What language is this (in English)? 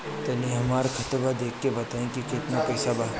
Bhojpuri